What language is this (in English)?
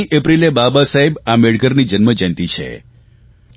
Gujarati